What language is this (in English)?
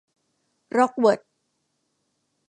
Thai